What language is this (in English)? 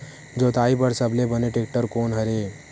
Chhattisgarhi